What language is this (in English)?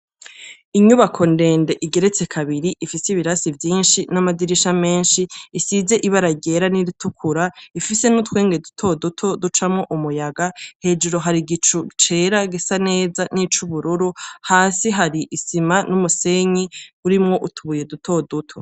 Rundi